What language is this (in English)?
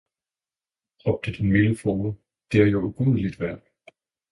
Danish